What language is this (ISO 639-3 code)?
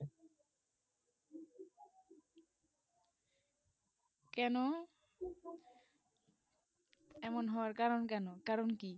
ben